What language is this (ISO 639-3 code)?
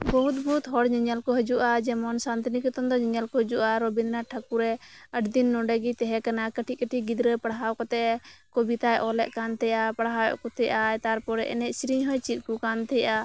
sat